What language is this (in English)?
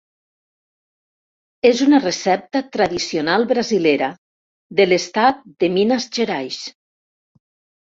Catalan